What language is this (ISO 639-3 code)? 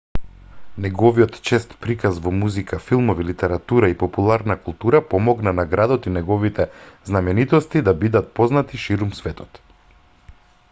mkd